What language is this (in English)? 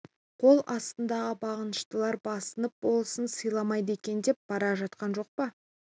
Kazakh